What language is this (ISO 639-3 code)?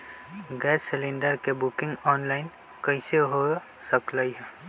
mag